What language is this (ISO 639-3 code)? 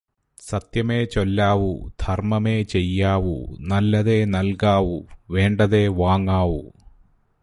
mal